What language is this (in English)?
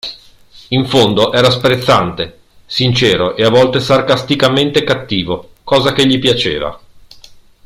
Italian